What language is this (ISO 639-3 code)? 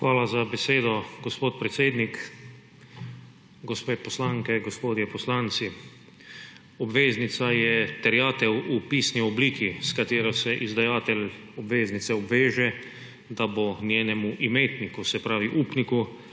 slv